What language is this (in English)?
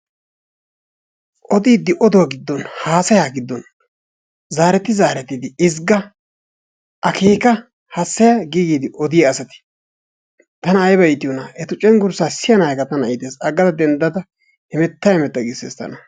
Wolaytta